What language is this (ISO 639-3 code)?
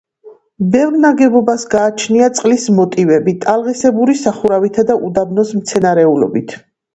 kat